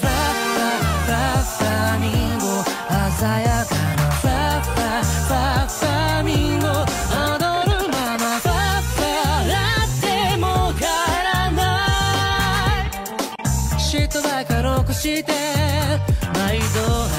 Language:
Korean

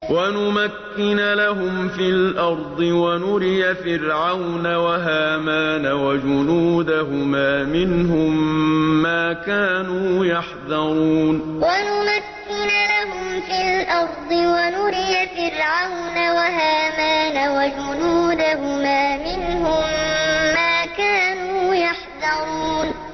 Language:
Arabic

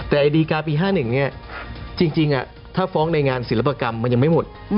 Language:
Thai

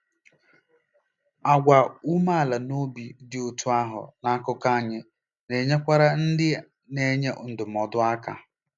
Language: Igbo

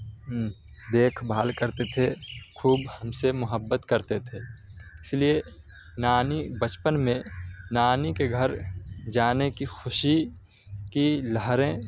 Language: Urdu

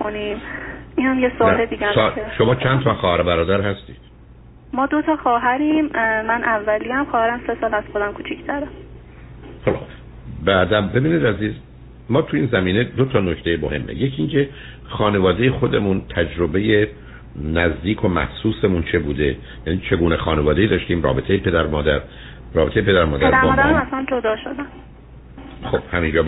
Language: Persian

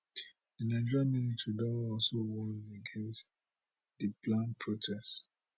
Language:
Nigerian Pidgin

